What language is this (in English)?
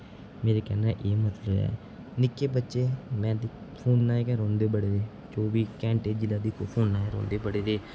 Dogri